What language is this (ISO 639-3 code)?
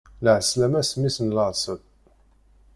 kab